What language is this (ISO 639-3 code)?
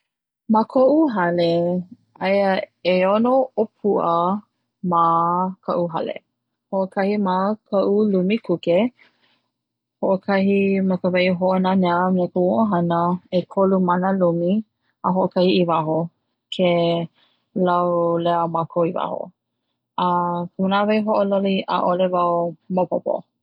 haw